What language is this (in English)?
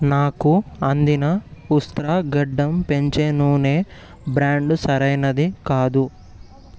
Telugu